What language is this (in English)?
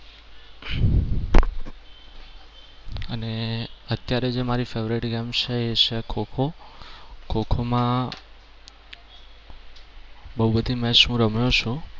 Gujarati